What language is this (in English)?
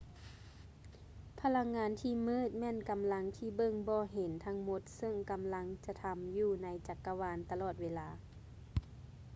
Lao